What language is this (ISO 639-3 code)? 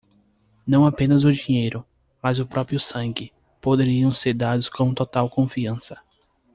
por